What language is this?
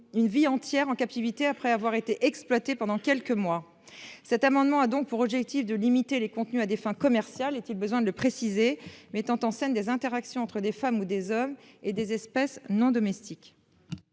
French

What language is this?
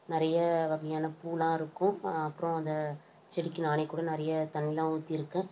Tamil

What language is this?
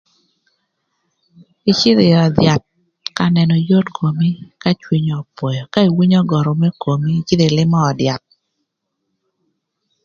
Thur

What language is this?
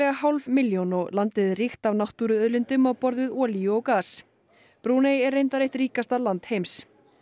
Icelandic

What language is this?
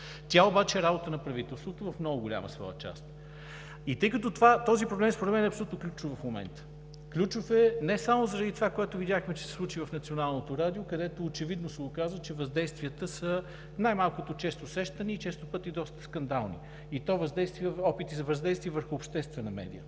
Bulgarian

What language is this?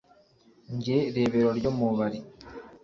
Kinyarwanda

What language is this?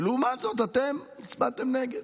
Hebrew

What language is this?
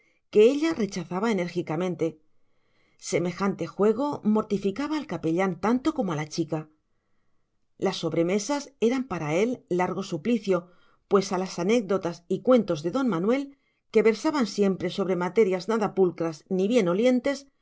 Spanish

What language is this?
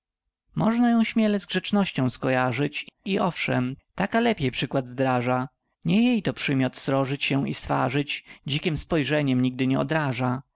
Polish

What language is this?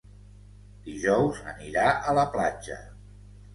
Catalan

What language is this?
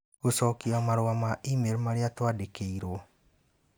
Kikuyu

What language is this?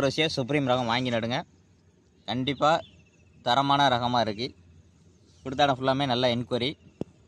Thai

